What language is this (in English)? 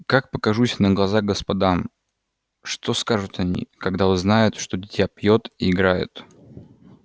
Russian